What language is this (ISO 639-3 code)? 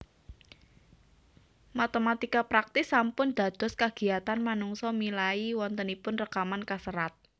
jav